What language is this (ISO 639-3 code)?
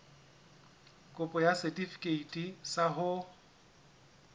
sot